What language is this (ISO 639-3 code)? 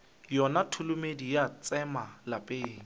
nso